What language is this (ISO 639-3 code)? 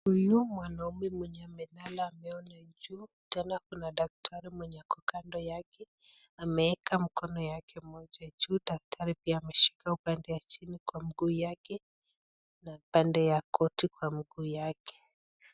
swa